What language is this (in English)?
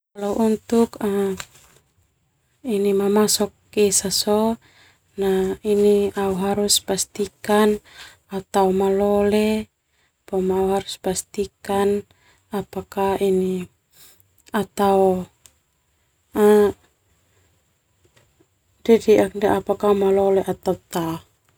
Termanu